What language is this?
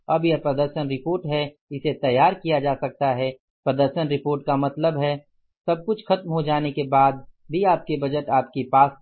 Hindi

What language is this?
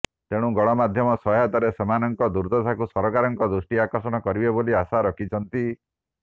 Odia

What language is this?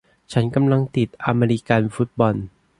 Thai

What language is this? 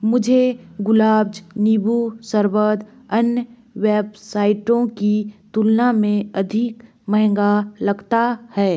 Hindi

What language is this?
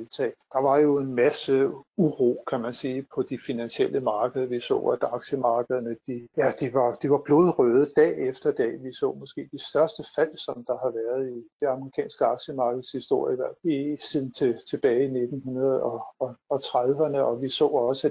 Danish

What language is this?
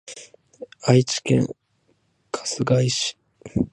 Japanese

